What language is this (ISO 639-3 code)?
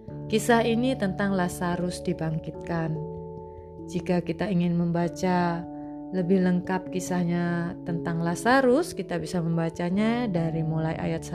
ind